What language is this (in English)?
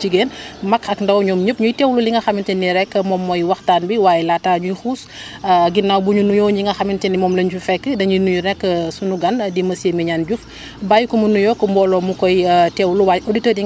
Wolof